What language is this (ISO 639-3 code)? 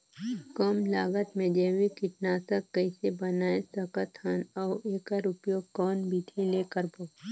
hne